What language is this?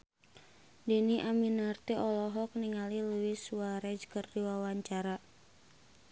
Sundanese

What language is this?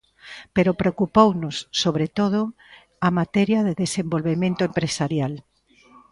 Galician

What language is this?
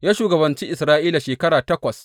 Hausa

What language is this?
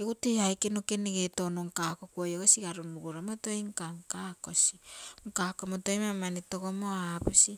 Terei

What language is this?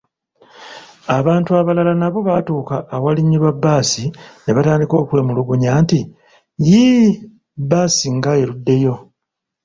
Ganda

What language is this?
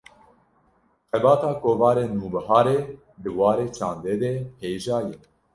Kurdish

